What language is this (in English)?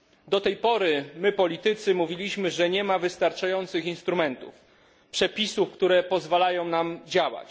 Polish